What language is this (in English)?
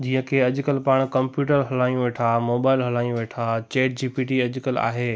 Sindhi